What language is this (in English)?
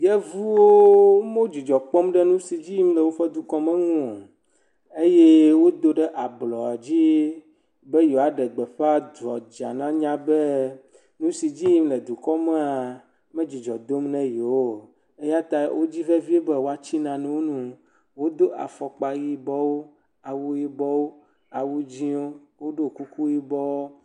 Ewe